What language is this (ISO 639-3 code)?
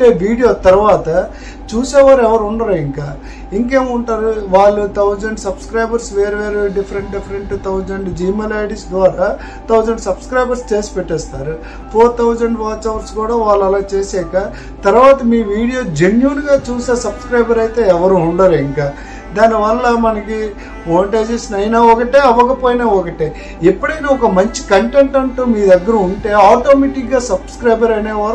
tel